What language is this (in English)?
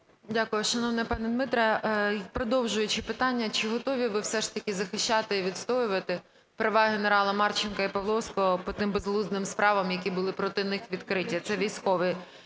Ukrainian